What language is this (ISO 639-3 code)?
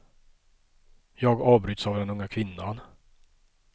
swe